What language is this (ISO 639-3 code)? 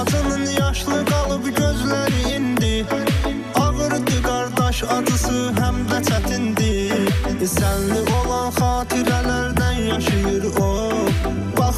tur